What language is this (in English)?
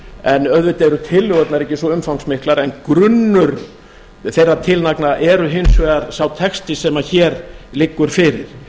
Icelandic